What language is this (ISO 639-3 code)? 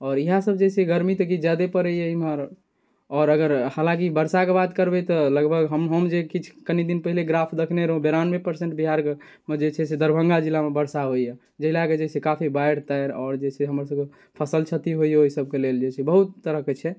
mai